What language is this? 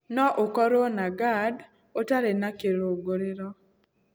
Kikuyu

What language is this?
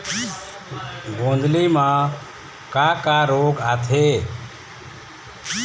Chhattisgarhi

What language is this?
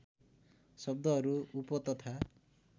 Nepali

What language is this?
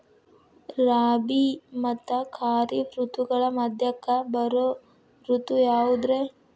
Kannada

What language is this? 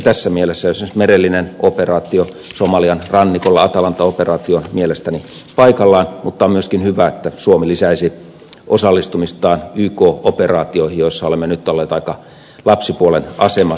Finnish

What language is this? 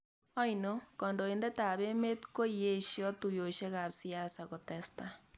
Kalenjin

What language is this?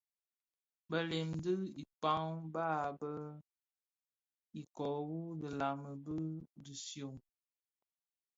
Bafia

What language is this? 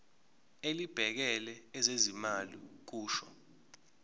Zulu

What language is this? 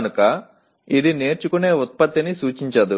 Telugu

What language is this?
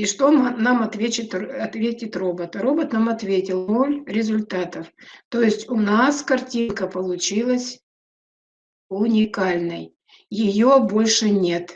Russian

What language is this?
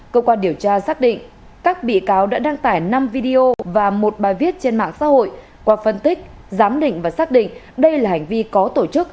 Vietnamese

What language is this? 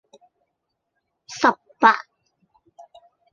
Cantonese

